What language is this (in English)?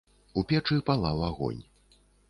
Belarusian